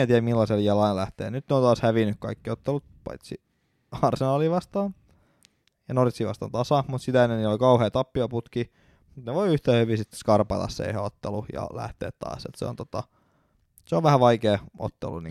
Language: Finnish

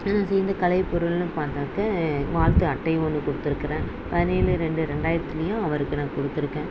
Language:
Tamil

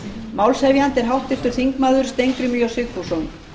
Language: Icelandic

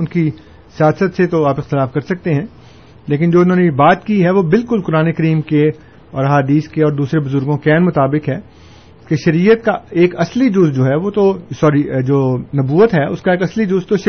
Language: Urdu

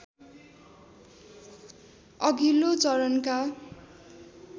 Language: Nepali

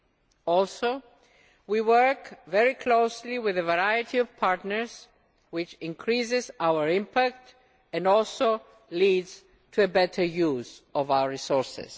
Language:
English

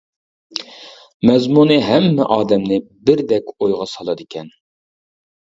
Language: Uyghur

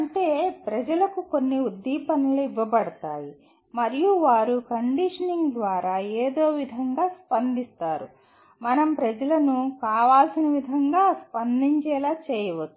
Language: Telugu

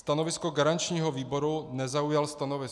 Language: Czech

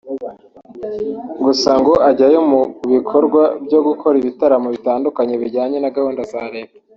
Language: Kinyarwanda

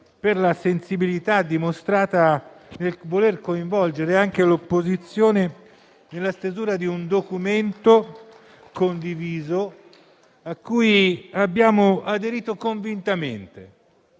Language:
Italian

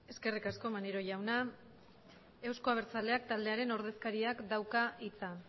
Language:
Basque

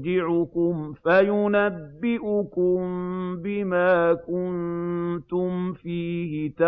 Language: Arabic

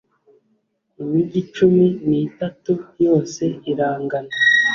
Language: Kinyarwanda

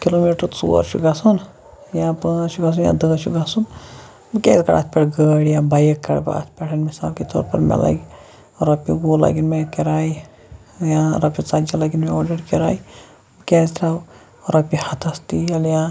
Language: Kashmiri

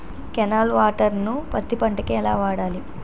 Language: Telugu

